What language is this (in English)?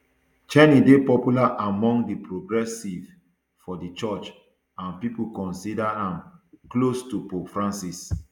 Nigerian Pidgin